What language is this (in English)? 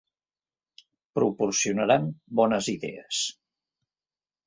Catalan